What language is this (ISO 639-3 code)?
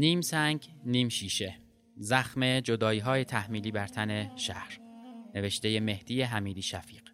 fas